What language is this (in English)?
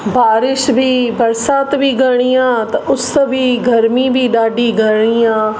Sindhi